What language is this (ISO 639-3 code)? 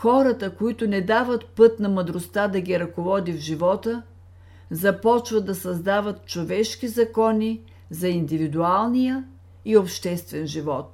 bul